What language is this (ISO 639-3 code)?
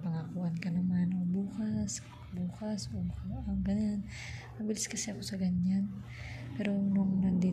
fil